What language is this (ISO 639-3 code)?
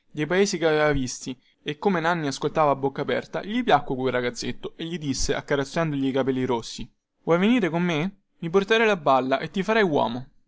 ita